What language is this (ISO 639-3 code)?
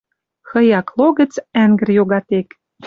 mrj